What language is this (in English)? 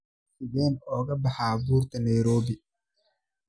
Somali